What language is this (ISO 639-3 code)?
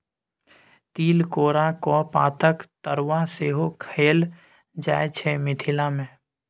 mai